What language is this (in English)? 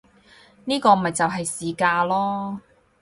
Cantonese